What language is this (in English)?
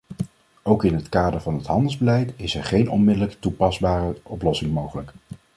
Dutch